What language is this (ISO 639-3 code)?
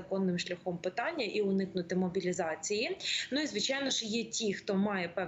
ukr